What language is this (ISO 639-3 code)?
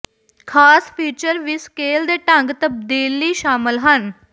pan